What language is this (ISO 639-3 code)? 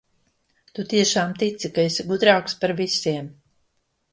lav